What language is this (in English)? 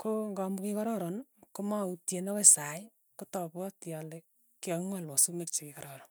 Tugen